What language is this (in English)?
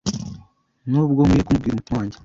Kinyarwanda